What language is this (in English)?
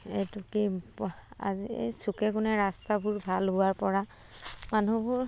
Assamese